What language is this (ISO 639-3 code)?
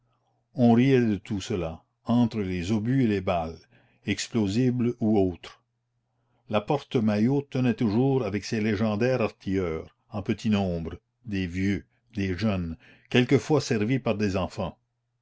fra